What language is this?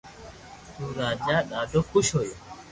Loarki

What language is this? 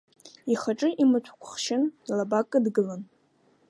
Abkhazian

